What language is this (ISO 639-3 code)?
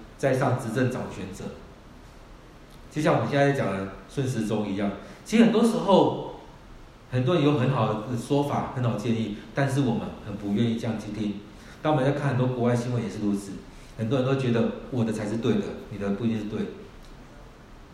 zho